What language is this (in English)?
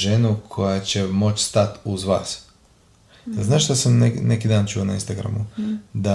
Croatian